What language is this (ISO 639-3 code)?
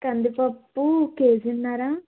tel